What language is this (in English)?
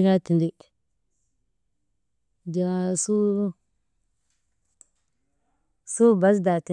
Maba